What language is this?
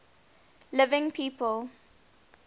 English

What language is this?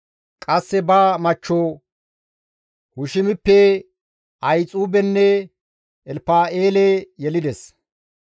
Gamo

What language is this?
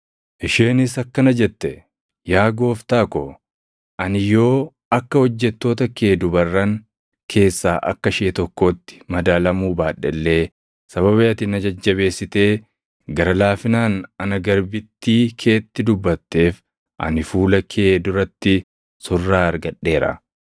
Oromo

